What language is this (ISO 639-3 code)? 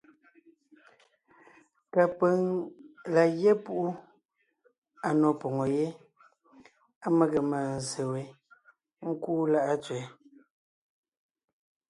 nnh